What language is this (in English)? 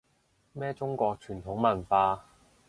Cantonese